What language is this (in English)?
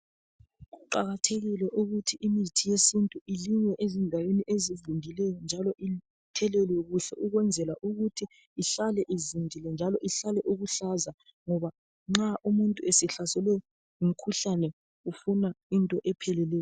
North Ndebele